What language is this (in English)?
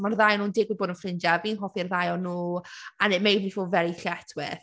Welsh